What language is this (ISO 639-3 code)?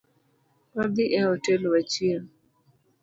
luo